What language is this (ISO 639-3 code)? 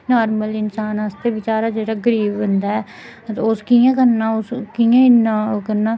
doi